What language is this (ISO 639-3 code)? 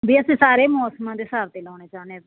pan